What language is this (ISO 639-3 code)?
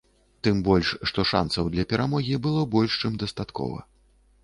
bel